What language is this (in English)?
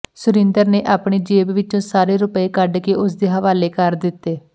Punjabi